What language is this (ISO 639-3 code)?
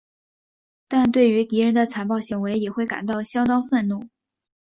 zho